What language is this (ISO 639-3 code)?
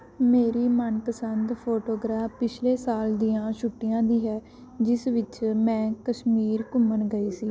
pan